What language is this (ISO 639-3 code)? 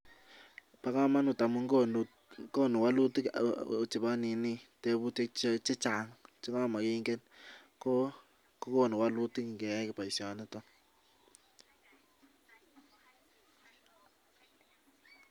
kln